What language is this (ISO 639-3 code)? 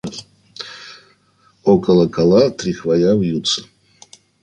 rus